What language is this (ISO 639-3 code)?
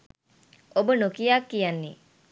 sin